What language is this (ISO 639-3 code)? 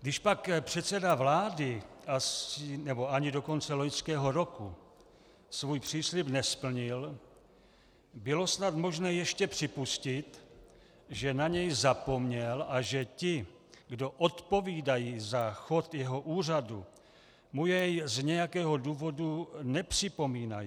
ces